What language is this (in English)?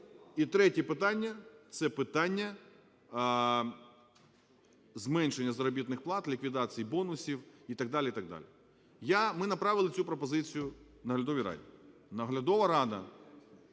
Ukrainian